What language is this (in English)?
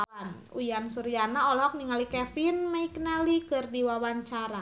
Sundanese